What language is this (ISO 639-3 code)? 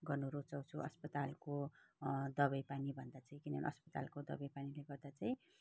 nep